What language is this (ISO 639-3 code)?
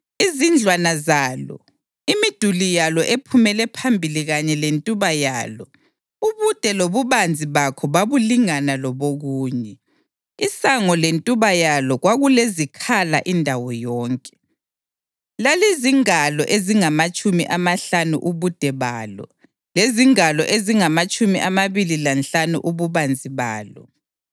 nde